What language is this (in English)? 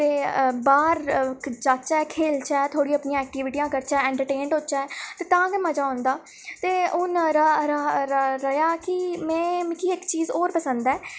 Dogri